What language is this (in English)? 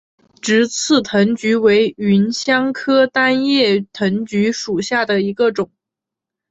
Chinese